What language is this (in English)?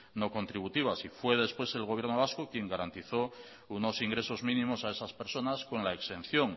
Spanish